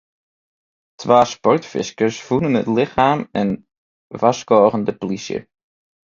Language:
Western Frisian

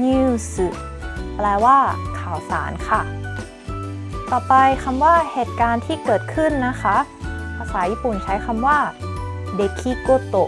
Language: Thai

